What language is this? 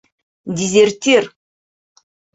Bashkir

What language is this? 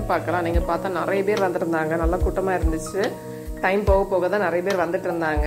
Telugu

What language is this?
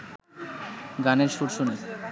Bangla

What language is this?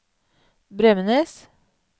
Norwegian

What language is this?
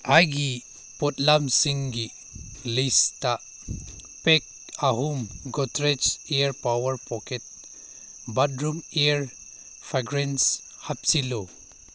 Manipuri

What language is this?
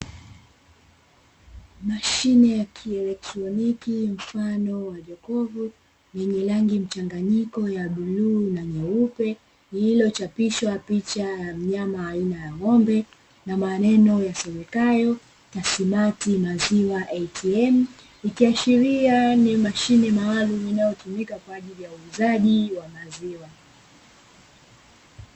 Swahili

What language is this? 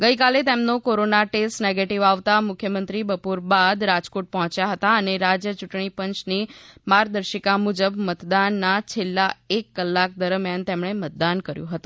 Gujarati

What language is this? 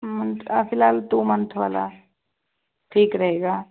Punjabi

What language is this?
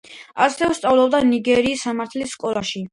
Georgian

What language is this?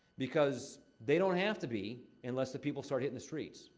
English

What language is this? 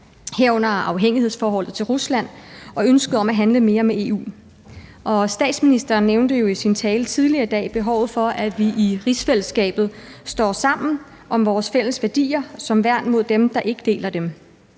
Danish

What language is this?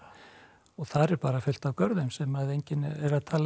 Icelandic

